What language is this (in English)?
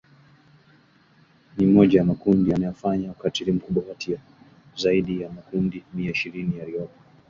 Swahili